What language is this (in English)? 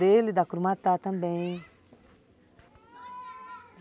Portuguese